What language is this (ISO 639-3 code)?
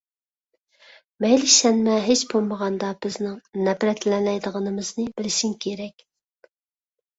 uig